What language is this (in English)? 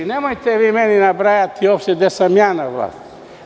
Serbian